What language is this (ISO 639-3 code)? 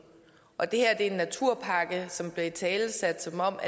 dan